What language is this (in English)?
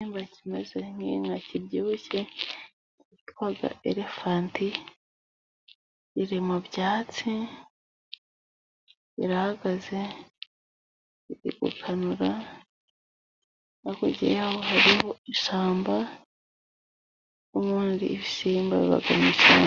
Kinyarwanda